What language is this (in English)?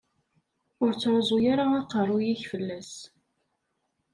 Kabyle